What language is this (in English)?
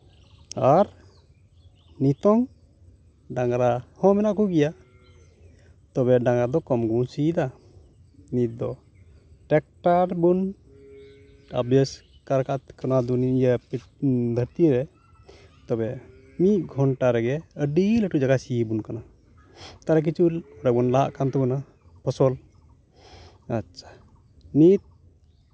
Santali